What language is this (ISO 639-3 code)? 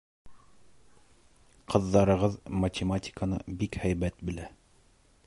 bak